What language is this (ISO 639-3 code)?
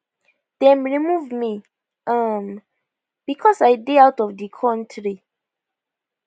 pcm